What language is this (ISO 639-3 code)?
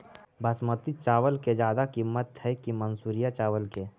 mag